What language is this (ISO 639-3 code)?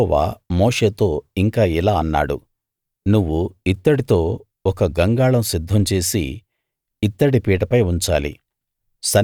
tel